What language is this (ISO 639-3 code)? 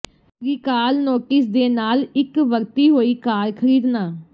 pan